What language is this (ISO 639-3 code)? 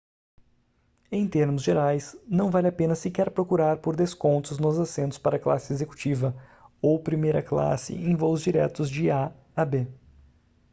por